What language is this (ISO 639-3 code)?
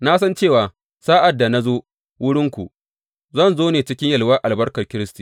hau